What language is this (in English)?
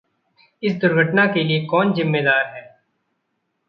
Hindi